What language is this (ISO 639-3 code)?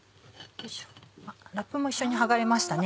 jpn